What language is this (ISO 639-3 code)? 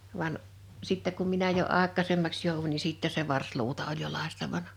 fin